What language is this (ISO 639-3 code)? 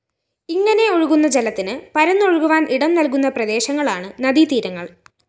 mal